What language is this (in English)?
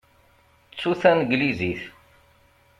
Kabyle